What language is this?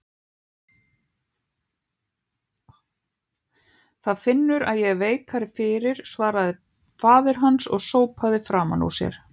Icelandic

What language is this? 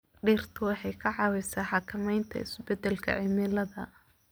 Somali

